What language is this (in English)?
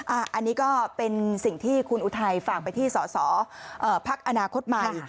Thai